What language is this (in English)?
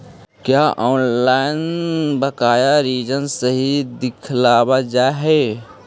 Magahi